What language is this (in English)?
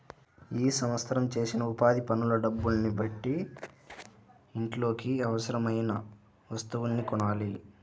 Telugu